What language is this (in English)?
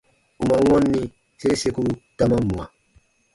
Baatonum